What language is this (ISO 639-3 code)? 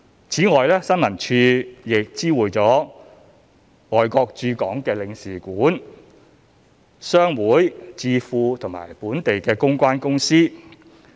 yue